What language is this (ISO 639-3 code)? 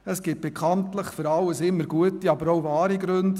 gsw